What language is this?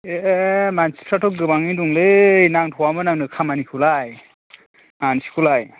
Bodo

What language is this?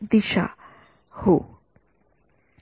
Marathi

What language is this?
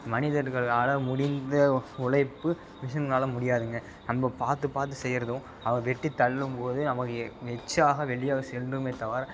Tamil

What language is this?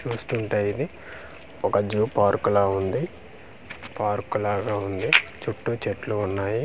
Telugu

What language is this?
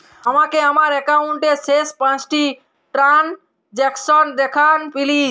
Bangla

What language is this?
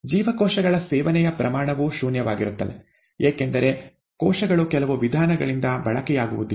Kannada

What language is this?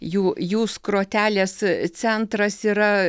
Lithuanian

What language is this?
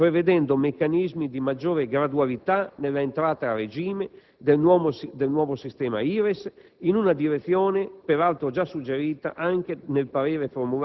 Italian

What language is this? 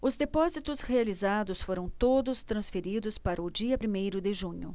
Portuguese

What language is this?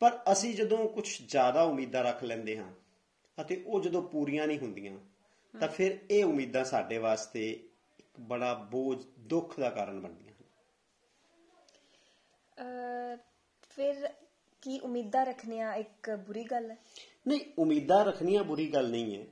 Punjabi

